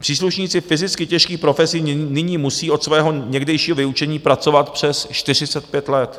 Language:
Czech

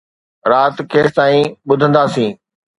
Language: Sindhi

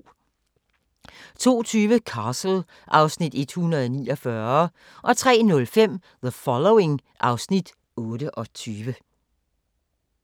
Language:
Danish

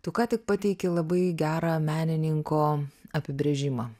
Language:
Lithuanian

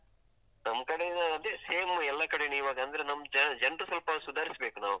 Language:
Kannada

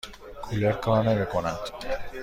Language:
Persian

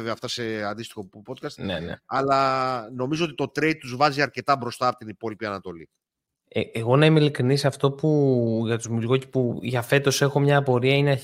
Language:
Greek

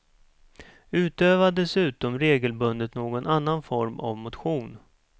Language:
Swedish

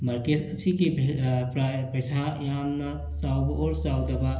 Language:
Manipuri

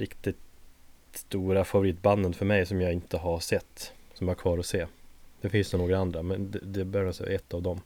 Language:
Swedish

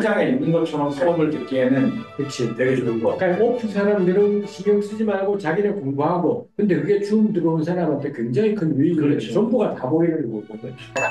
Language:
Korean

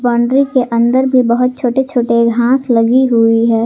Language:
Hindi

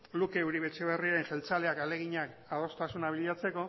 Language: Basque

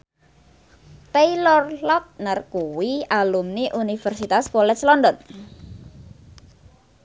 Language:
Javanese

